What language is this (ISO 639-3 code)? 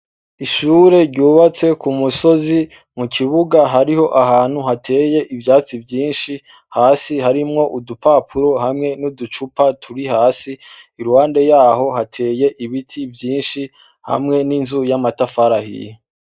run